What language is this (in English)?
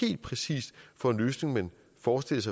Danish